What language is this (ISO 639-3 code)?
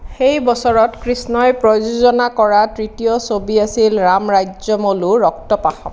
asm